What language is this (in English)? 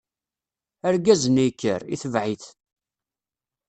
Kabyle